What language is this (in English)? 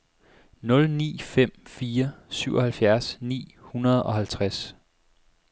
Danish